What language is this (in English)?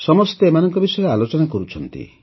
Odia